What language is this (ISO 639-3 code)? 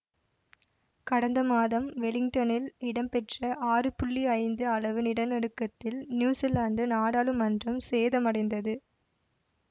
tam